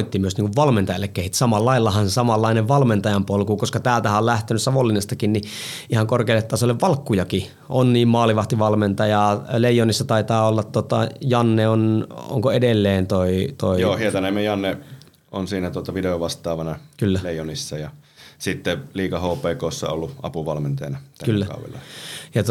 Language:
Finnish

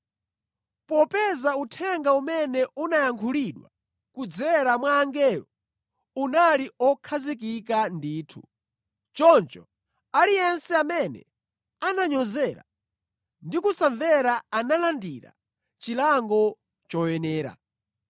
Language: Nyanja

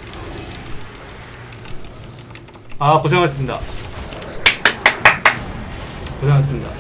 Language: Korean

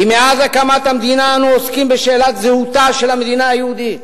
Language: Hebrew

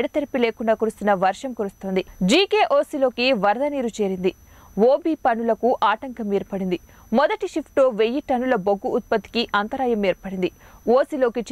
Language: Hindi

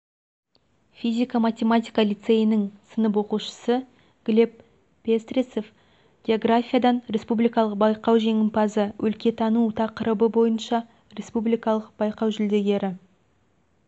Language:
Kazakh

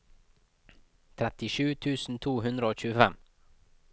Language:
Norwegian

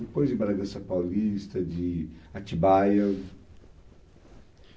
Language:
Portuguese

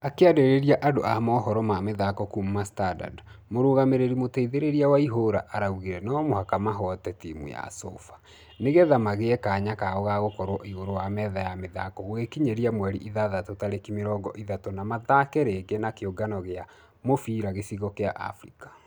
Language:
Kikuyu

